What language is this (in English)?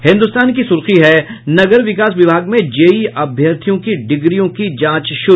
Hindi